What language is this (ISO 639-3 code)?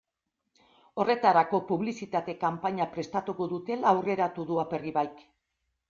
eus